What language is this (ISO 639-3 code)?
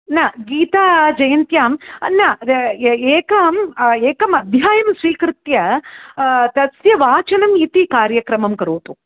san